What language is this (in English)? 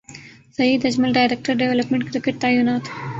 Urdu